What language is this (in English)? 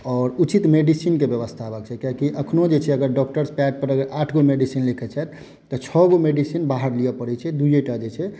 Maithili